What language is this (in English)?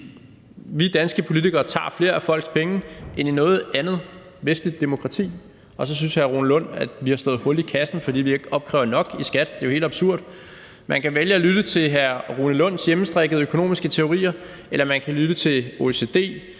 Danish